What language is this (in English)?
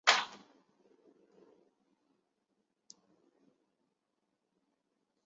Chinese